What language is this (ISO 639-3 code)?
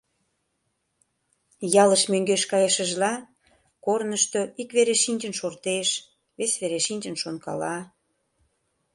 chm